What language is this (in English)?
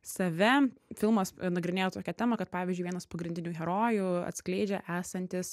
Lithuanian